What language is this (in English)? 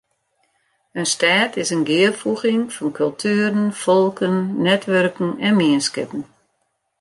Western Frisian